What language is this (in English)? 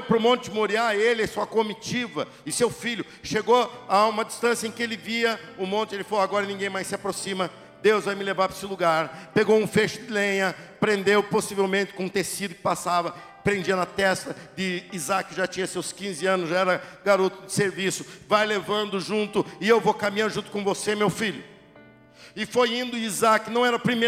Portuguese